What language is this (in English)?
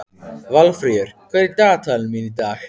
Icelandic